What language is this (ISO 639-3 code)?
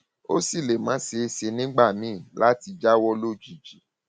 yor